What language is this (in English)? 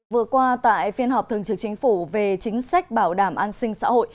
Vietnamese